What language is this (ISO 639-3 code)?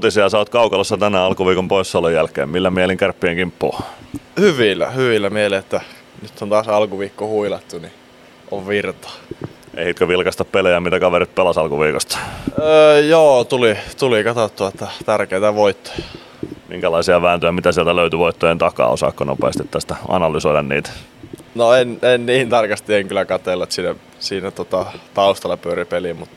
fin